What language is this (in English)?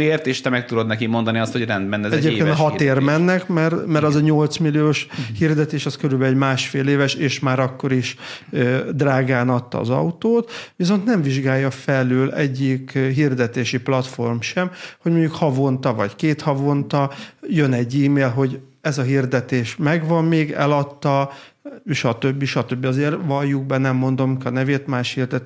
Hungarian